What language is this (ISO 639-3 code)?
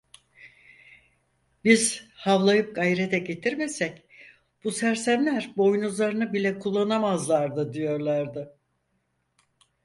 tur